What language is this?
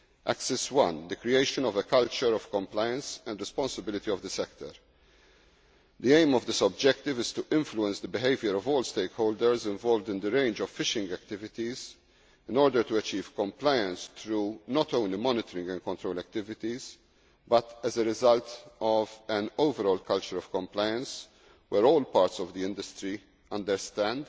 English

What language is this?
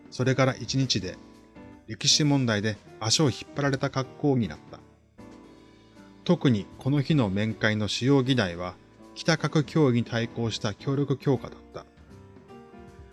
Japanese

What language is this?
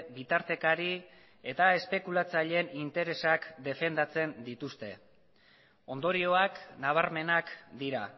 Basque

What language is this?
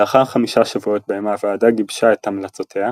Hebrew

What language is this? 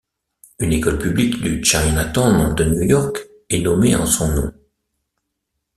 French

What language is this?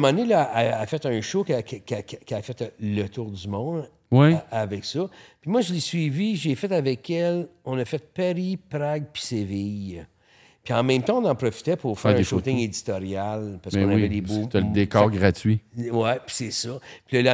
French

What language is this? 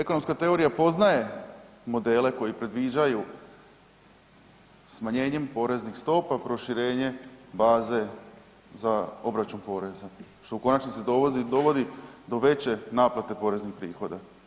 Croatian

